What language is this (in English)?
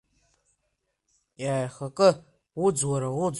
Abkhazian